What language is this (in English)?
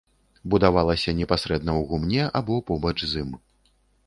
Belarusian